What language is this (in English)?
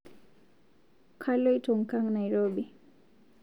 Masai